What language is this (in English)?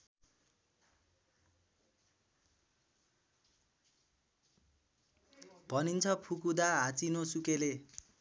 Nepali